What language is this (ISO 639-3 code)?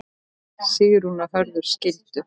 isl